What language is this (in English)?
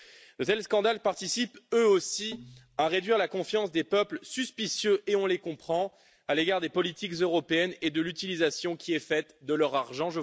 French